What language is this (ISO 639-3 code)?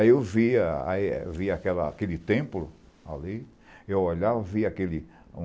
por